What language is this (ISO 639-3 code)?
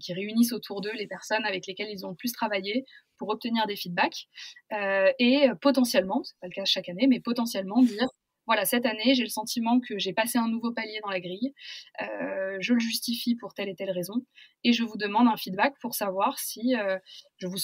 fra